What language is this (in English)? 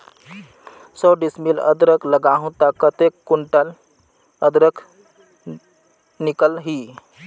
Chhattisgarhi